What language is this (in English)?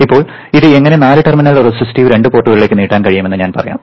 Malayalam